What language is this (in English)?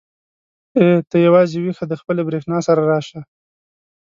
Pashto